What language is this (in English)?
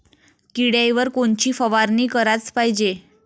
Marathi